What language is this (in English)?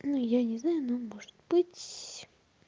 Russian